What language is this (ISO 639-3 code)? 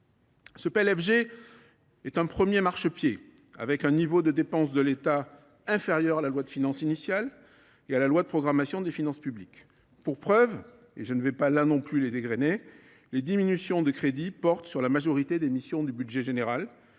fra